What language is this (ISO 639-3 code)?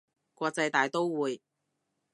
yue